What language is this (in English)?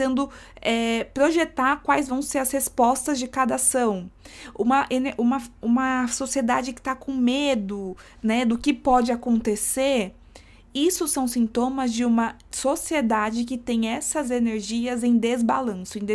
Portuguese